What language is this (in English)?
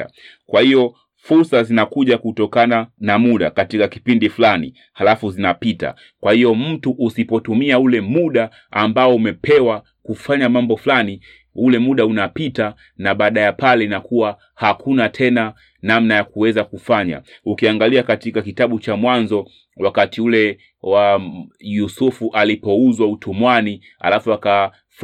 Swahili